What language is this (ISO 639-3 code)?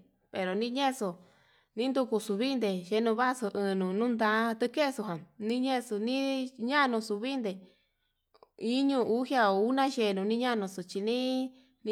mab